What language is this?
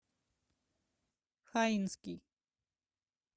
Russian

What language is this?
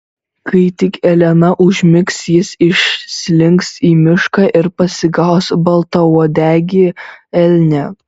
Lithuanian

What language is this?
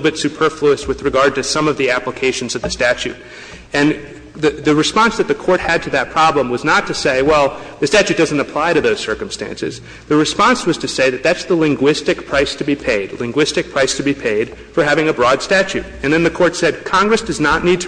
English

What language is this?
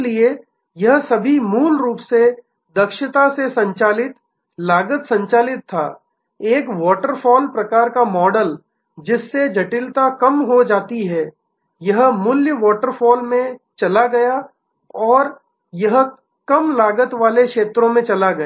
Hindi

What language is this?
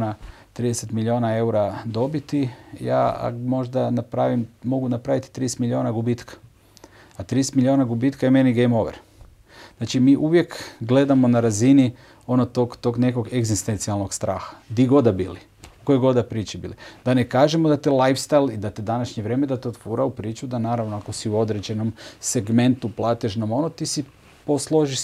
Croatian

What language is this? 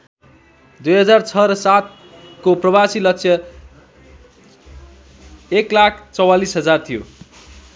Nepali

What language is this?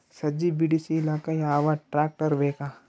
Kannada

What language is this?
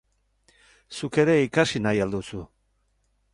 Basque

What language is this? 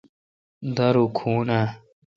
Kalkoti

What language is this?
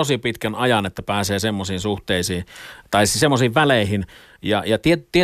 Finnish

